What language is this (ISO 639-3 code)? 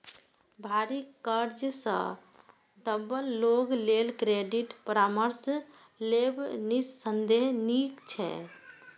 mai